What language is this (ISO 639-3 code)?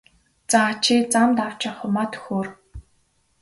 mon